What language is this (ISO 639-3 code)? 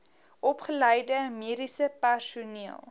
afr